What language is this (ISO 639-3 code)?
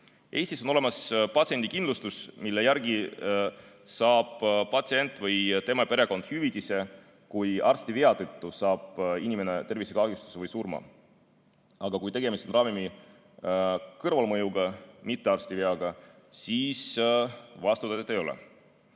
est